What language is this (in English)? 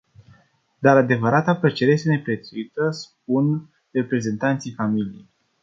Romanian